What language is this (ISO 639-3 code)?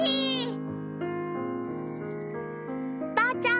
jpn